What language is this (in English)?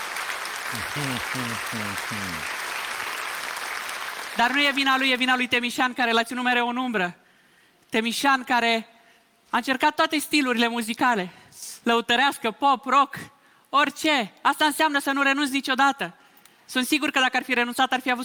Romanian